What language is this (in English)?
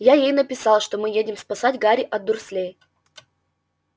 Russian